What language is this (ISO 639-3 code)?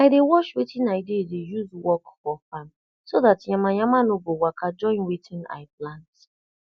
pcm